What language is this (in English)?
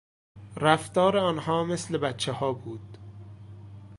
Persian